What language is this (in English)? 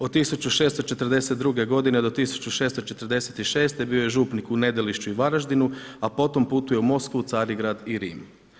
Croatian